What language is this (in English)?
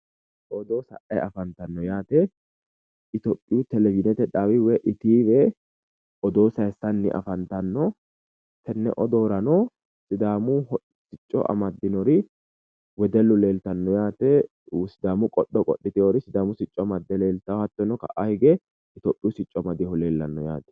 Sidamo